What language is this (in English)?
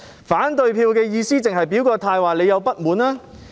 Cantonese